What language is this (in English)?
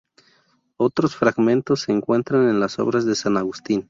Spanish